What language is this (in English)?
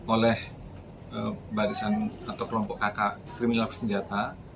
Indonesian